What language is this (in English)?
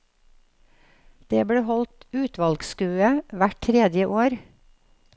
Norwegian